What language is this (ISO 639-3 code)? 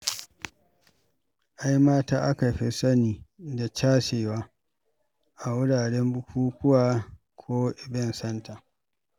hau